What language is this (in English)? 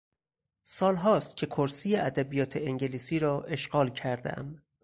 Persian